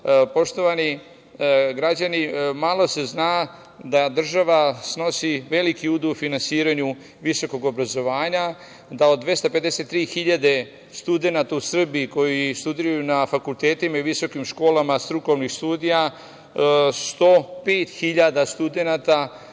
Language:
Serbian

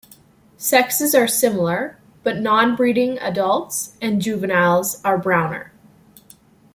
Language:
English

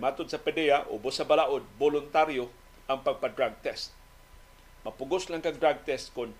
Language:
Filipino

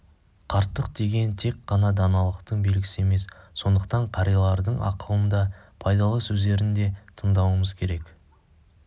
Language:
Kazakh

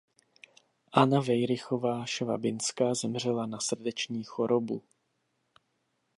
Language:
Czech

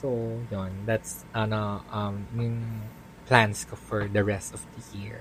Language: Filipino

